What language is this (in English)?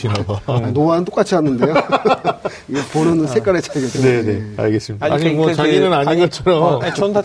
Korean